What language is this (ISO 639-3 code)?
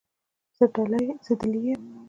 pus